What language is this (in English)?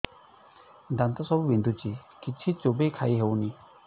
Odia